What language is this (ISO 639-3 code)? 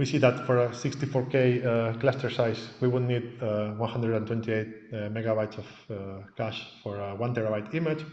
eng